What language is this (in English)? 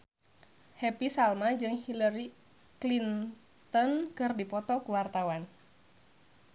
Sundanese